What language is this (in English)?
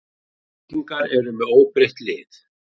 Icelandic